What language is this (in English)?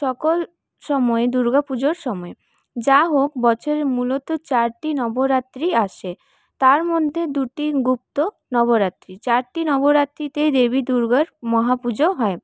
Bangla